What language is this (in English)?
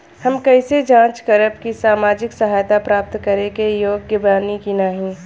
Bhojpuri